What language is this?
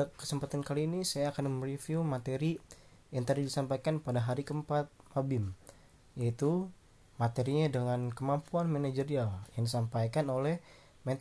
Indonesian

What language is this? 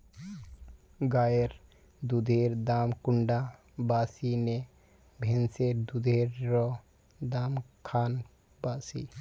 Magahi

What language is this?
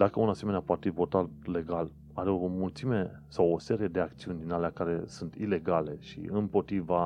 Romanian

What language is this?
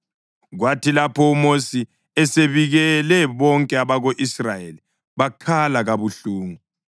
North Ndebele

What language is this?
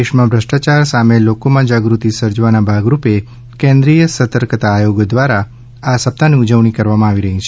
Gujarati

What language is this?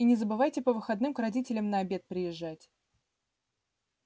Russian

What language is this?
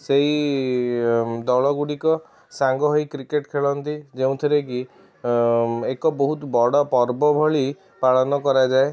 Odia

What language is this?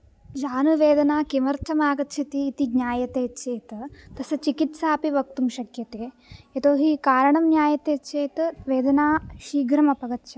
Sanskrit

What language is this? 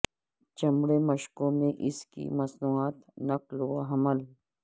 Urdu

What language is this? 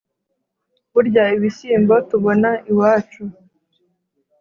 Kinyarwanda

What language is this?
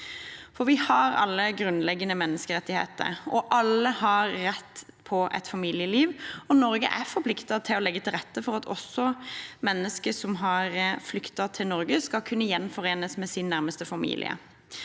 Norwegian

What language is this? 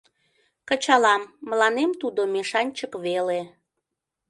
Mari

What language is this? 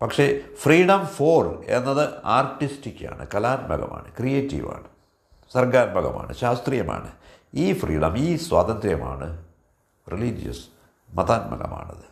Malayalam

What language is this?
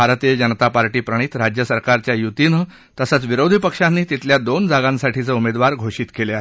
Marathi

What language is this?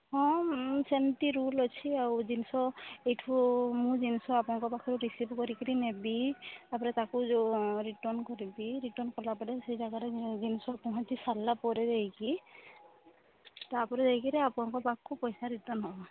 Odia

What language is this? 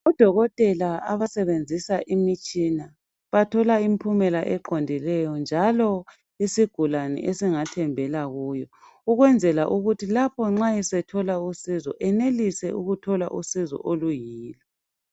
North Ndebele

